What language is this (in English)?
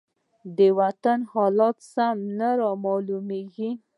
Pashto